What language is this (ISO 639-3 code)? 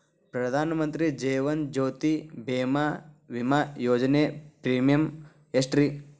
kan